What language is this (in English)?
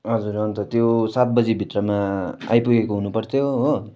Nepali